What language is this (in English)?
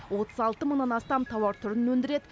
Kazakh